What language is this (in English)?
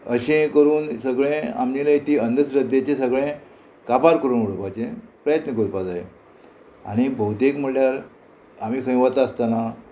Konkani